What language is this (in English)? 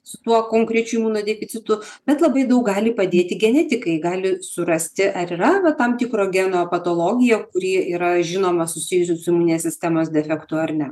Lithuanian